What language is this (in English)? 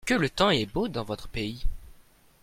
French